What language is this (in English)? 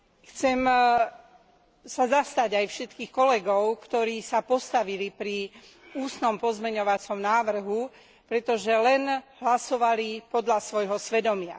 Slovak